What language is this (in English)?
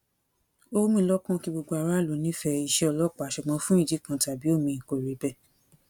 Yoruba